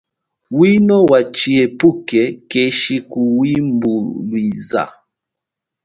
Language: Chokwe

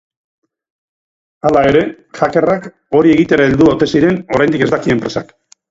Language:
Basque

